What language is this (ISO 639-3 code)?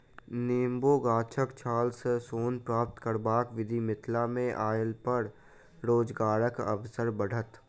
mai